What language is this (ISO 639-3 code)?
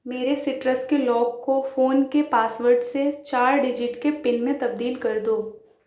urd